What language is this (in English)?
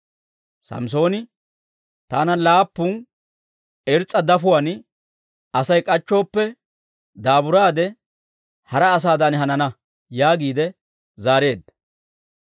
Dawro